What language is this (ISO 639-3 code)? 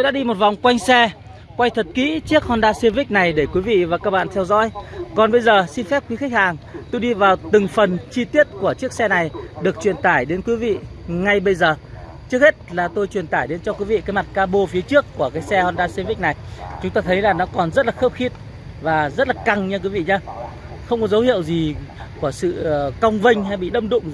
vie